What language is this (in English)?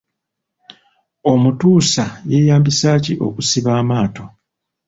Ganda